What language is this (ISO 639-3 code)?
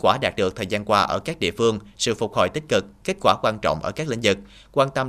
vie